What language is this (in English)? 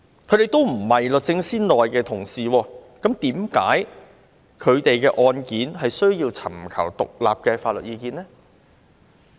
Cantonese